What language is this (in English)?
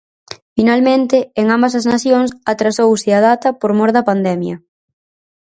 Galician